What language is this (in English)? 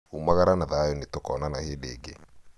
Kikuyu